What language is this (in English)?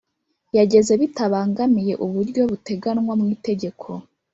Kinyarwanda